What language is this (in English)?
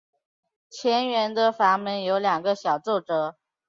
Chinese